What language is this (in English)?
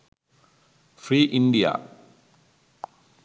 Sinhala